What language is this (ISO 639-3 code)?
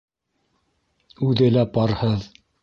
bak